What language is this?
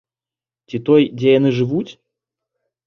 Belarusian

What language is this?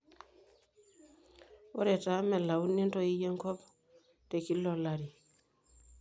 Masai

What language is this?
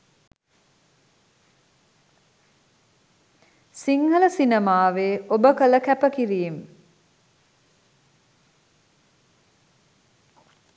Sinhala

